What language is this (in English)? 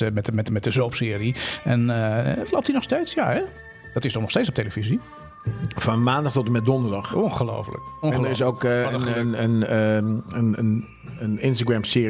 Dutch